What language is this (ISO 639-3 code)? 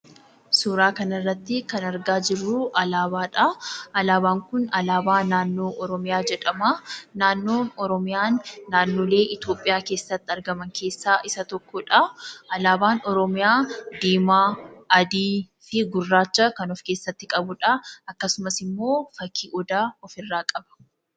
orm